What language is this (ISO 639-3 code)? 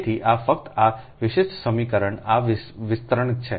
guj